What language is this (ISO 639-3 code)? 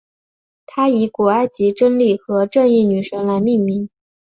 zho